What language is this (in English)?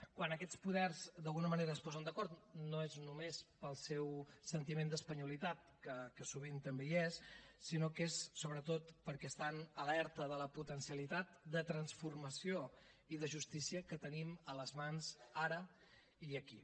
Catalan